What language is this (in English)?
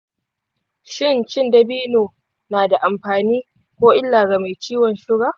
Hausa